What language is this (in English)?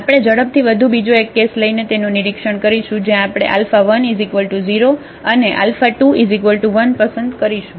Gujarati